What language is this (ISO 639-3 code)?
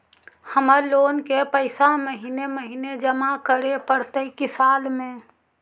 mag